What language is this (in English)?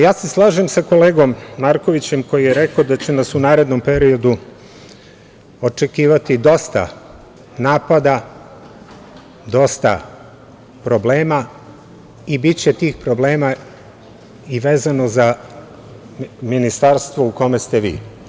Serbian